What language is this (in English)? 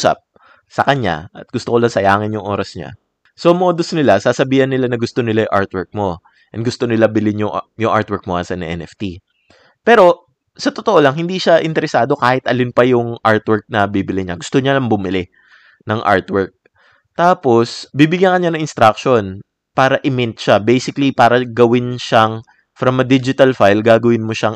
Filipino